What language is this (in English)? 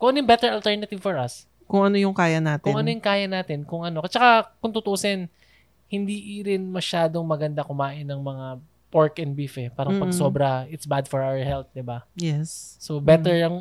Filipino